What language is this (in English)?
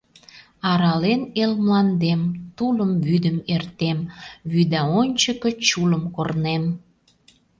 Mari